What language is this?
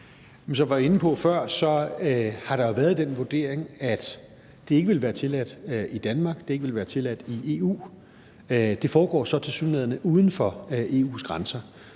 Danish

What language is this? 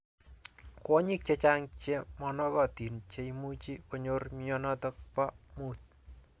Kalenjin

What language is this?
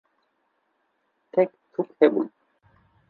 Kurdish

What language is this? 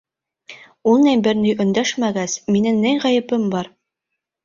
Bashkir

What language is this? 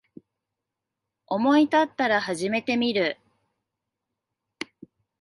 Japanese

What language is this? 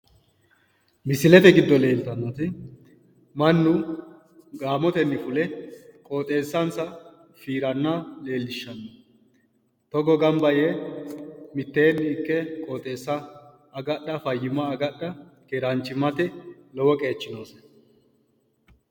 Sidamo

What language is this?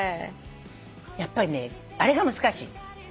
Japanese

